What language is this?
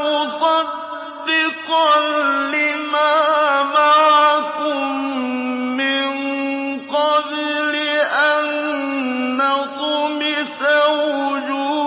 Arabic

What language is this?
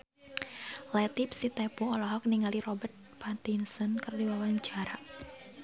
Sundanese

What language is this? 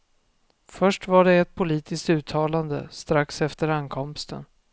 Swedish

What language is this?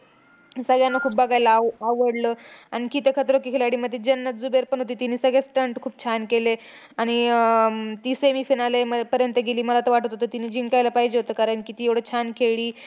Marathi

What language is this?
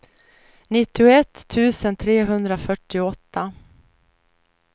Swedish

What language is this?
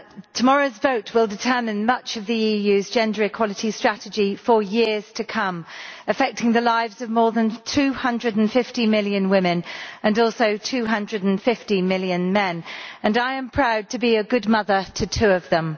English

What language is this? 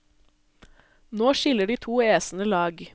Norwegian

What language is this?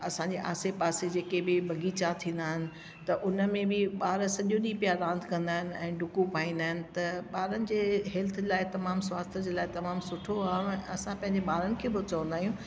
Sindhi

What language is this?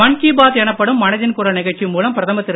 Tamil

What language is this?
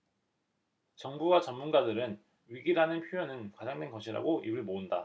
Korean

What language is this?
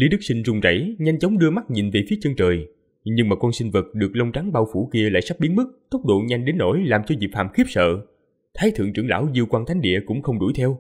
Vietnamese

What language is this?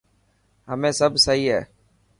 Dhatki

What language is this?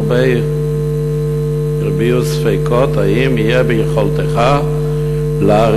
Hebrew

